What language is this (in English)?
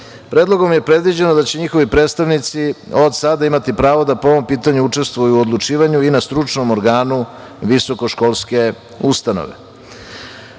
Serbian